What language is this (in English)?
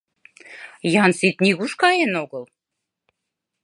Mari